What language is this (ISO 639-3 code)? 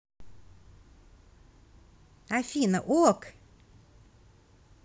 rus